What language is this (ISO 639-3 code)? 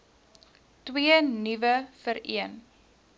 afr